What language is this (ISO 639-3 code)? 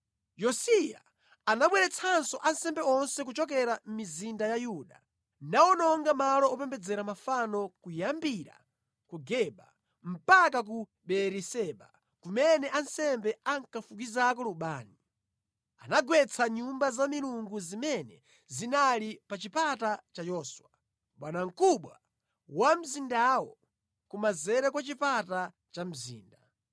nya